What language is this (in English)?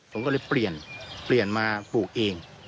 Thai